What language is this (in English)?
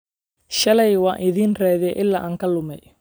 Somali